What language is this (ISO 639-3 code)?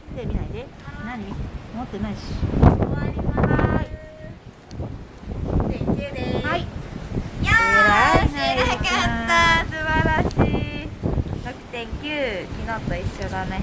jpn